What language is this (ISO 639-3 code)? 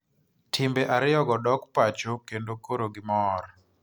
luo